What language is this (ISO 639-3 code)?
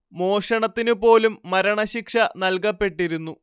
mal